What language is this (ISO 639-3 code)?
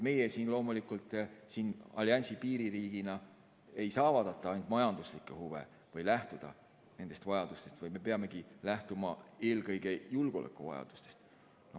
est